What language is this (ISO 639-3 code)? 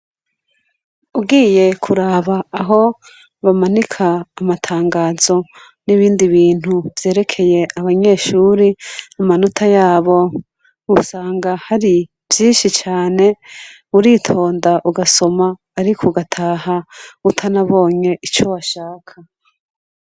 run